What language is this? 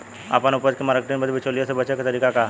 Bhojpuri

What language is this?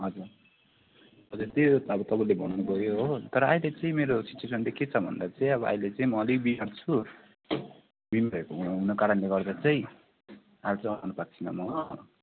Nepali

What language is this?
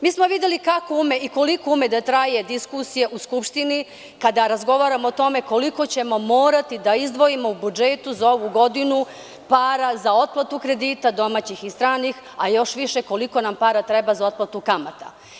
Serbian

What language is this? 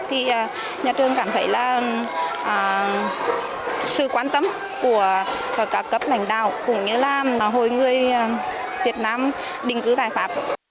Vietnamese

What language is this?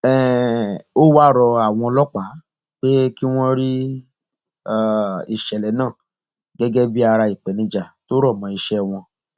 Yoruba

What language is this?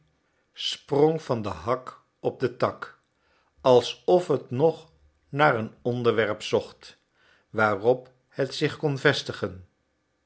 Dutch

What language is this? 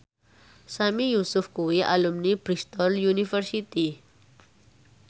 Javanese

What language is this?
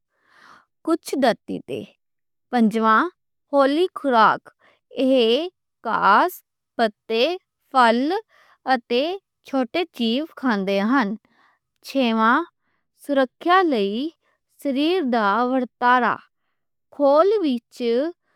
Western Panjabi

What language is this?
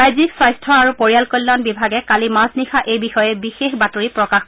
Assamese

